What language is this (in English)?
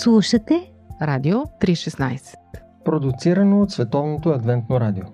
Bulgarian